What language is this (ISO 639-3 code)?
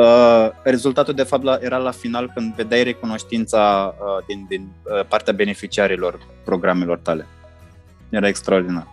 ron